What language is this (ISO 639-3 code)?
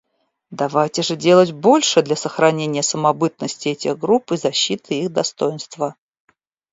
rus